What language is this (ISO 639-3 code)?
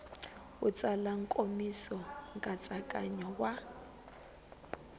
tso